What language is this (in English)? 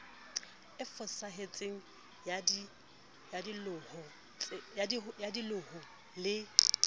Southern Sotho